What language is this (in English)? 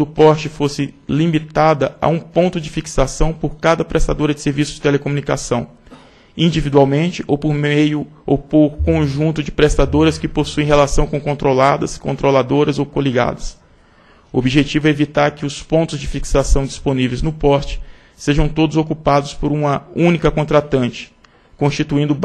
Portuguese